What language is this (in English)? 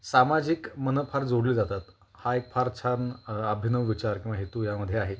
Marathi